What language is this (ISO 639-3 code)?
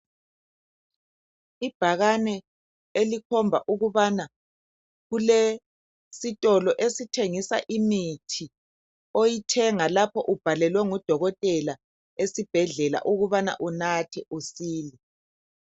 nde